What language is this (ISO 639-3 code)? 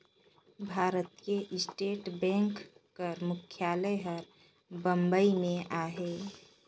hne